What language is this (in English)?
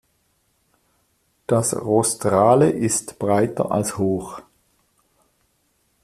German